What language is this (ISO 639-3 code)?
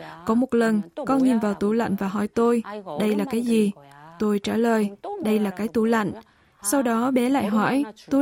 vie